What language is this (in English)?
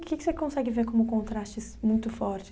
Portuguese